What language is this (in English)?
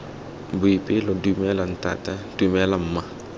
Tswana